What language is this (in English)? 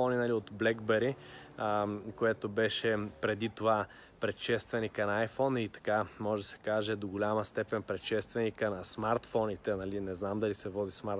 Bulgarian